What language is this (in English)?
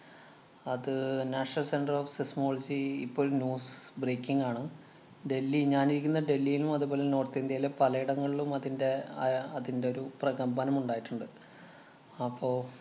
Malayalam